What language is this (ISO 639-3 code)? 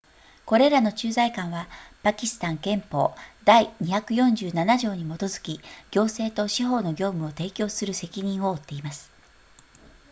jpn